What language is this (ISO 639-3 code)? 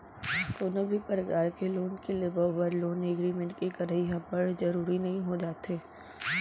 hne